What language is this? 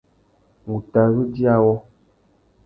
Tuki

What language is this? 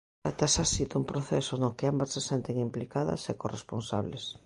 Galician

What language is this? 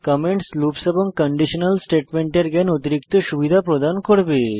Bangla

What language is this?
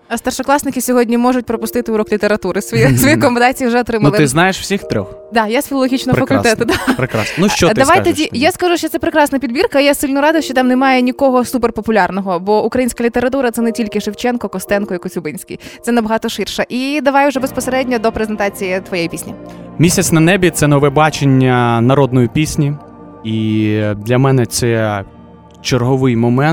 Ukrainian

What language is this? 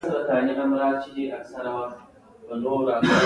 Pashto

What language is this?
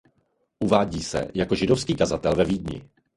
Czech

